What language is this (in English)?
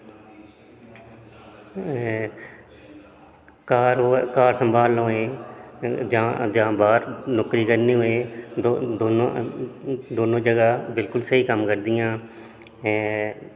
Dogri